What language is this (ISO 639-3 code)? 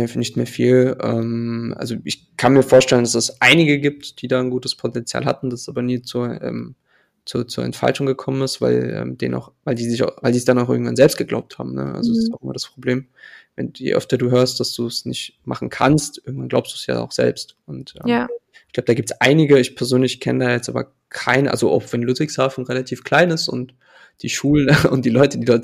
deu